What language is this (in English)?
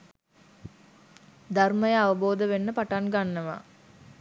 Sinhala